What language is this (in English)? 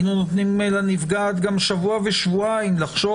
Hebrew